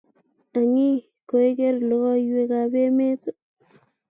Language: Kalenjin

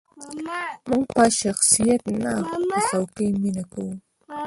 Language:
Pashto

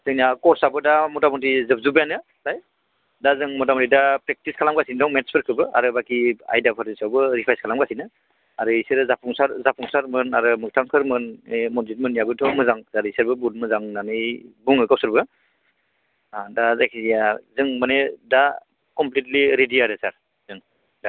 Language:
Bodo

